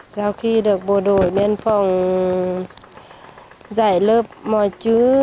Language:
Vietnamese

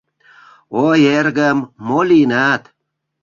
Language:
Mari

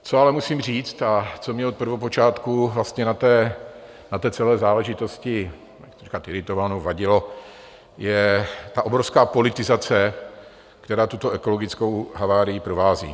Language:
Czech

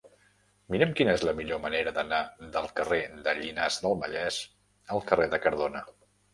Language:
Catalan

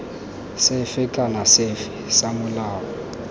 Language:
Tswana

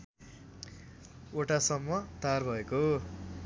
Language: Nepali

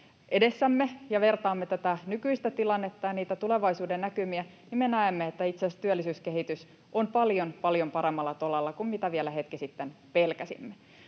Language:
Finnish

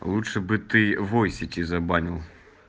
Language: Russian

